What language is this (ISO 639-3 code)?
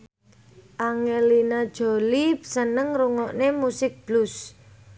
jav